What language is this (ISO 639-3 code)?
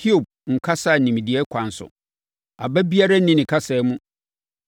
aka